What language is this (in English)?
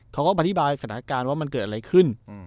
Thai